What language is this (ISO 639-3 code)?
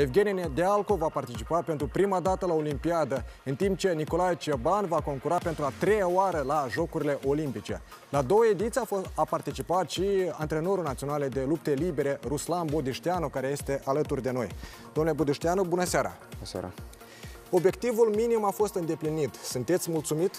ron